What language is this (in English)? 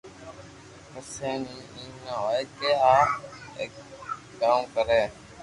Loarki